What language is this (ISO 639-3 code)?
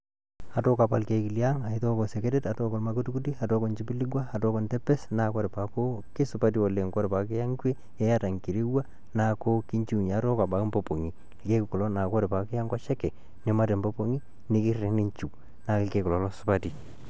mas